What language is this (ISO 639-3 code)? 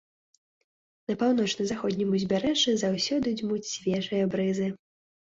bel